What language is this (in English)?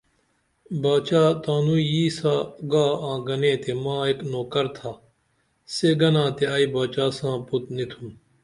Dameli